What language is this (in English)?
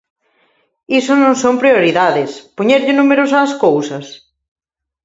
Galician